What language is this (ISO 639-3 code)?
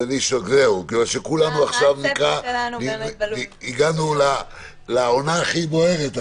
heb